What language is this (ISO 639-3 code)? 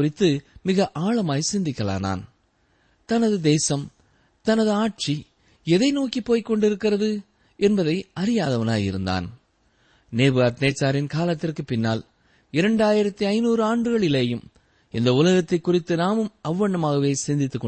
tam